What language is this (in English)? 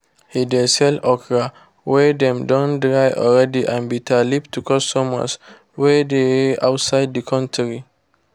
Nigerian Pidgin